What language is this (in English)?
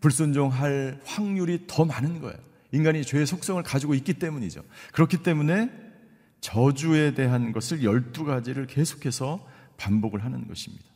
Korean